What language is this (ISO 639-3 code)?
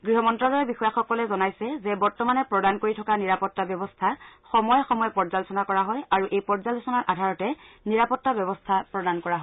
asm